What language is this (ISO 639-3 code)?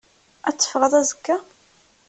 kab